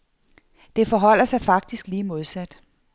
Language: Danish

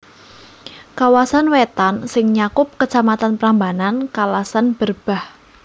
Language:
Javanese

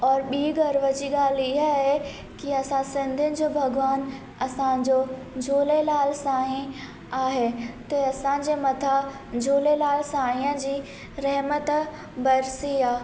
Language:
Sindhi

